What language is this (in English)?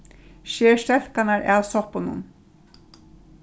Faroese